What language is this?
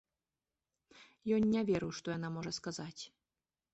Belarusian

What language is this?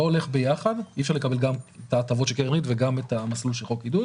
Hebrew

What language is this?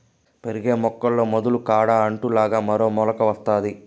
Telugu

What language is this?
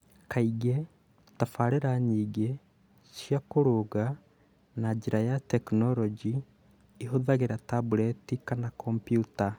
Kikuyu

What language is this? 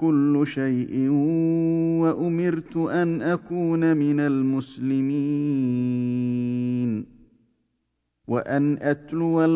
Arabic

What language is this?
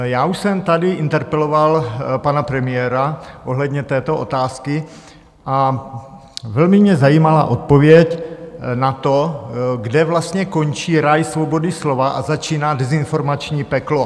Czech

